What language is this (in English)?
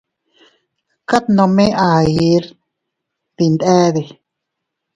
Teutila Cuicatec